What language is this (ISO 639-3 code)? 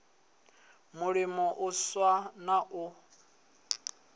ven